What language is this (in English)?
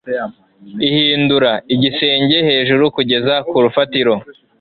Kinyarwanda